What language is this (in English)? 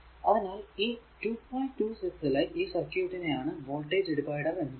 Malayalam